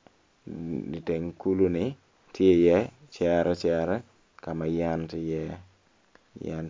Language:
Acoli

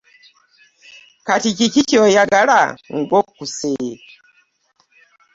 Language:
Ganda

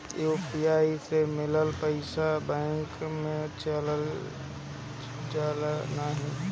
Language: Bhojpuri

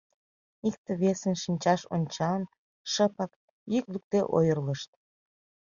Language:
Mari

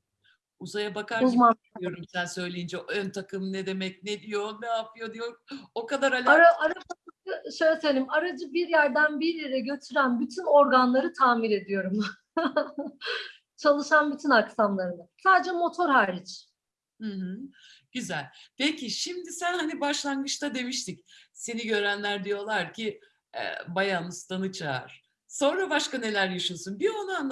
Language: Turkish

